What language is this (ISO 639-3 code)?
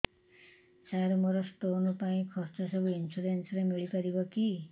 ori